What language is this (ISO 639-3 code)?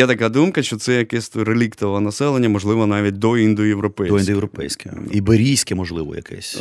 ukr